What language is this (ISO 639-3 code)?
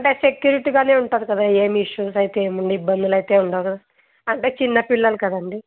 tel